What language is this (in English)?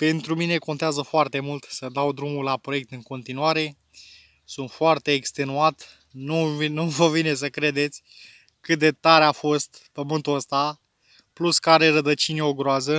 Romanian